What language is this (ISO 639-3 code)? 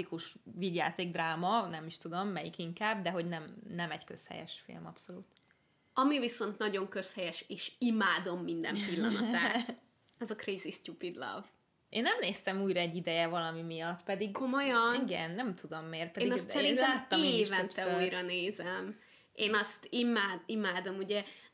hun